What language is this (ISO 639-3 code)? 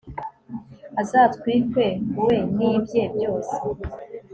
kin